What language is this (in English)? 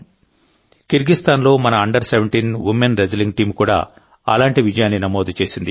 Telugu